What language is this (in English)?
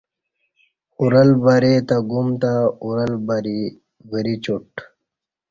Kati